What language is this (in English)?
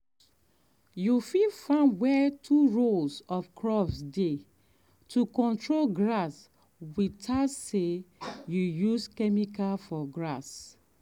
Nigerian Pidgin